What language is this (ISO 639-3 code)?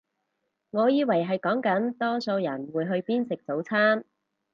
yue